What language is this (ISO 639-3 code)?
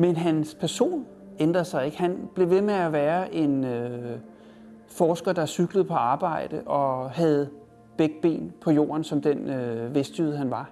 dan